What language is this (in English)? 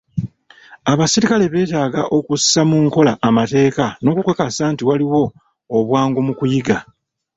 Ganda